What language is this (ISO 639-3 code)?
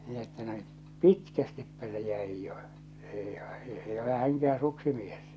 fin